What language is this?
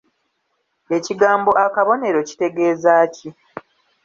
Ganda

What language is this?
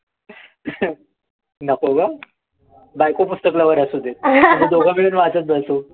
Marathi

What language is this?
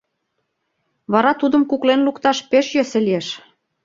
Mari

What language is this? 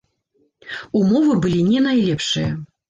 Belarusian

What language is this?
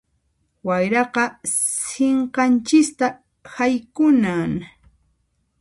Puno Quechua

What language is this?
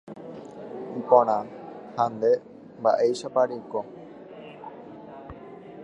Guarani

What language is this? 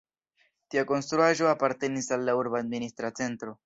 Esperanto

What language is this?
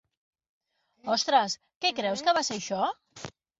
Catalan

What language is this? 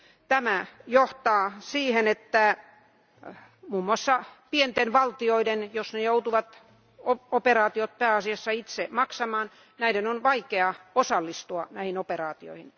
Finnish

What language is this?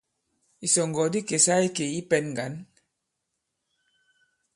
Bankon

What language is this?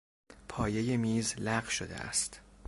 Persian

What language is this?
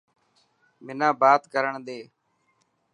Dhatki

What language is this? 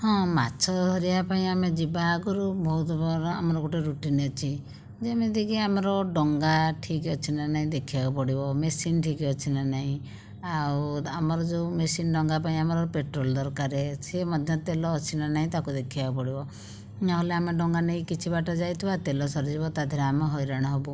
Odia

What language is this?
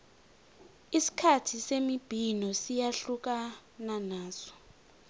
South Ndebele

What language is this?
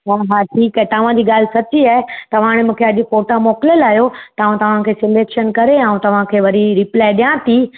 Sindhi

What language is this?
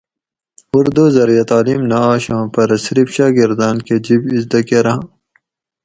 Gawri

